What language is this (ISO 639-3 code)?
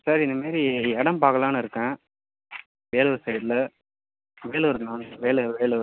tam